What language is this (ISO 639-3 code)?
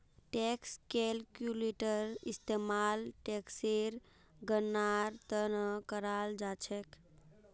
mag